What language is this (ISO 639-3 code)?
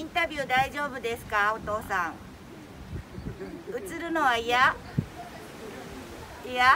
jpn